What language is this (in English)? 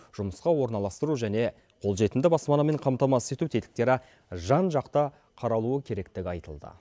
Kazakh